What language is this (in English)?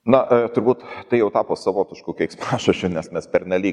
Lithuanian